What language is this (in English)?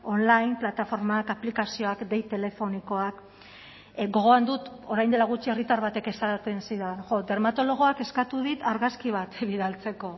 Basque